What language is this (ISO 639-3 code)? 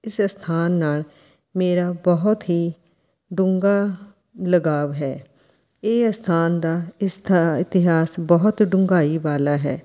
pan